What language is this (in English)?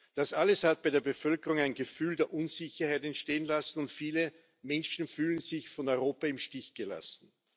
German